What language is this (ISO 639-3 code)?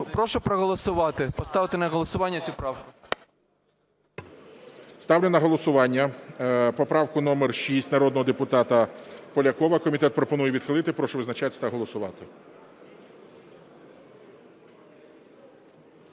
ukr